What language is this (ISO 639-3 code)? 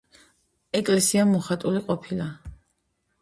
kat